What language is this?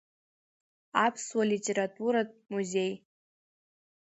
Abkhazian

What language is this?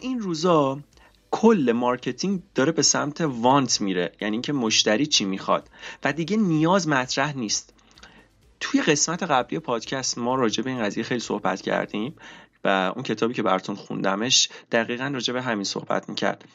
Persian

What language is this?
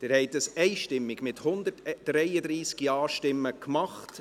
Swiss German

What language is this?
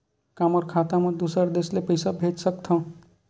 Chhattisgarhi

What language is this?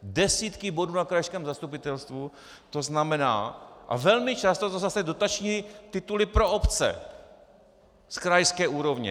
Czech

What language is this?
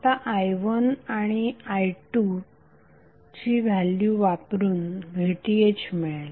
Marathi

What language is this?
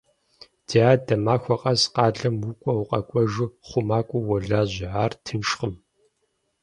Kabardian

